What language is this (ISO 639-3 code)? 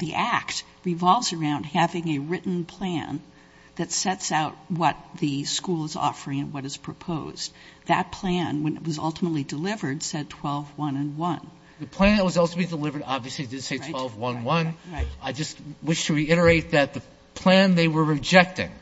eng